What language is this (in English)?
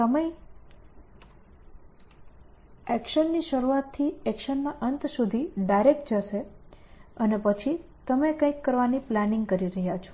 Gujarati